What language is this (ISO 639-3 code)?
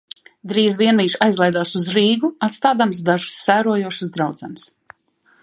lav